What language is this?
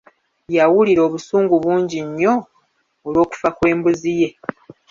Ganda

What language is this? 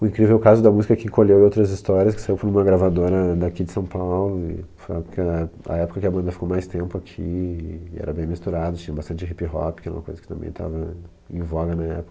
Portuguese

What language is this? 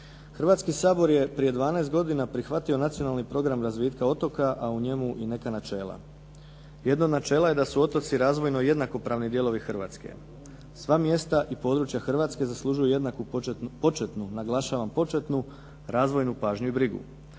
Croatian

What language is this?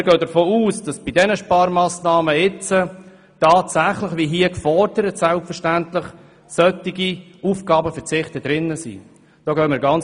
Swiss German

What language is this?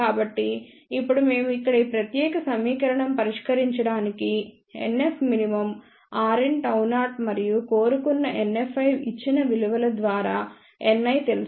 Telugu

